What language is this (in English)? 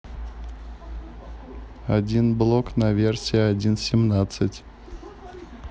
Russian